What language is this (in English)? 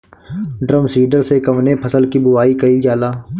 Bhojpuri